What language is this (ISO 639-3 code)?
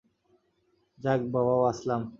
ben